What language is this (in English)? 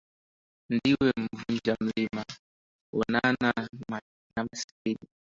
Swahili